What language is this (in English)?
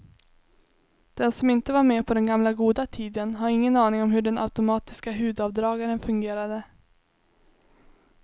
Swedish